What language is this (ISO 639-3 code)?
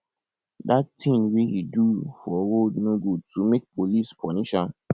pcm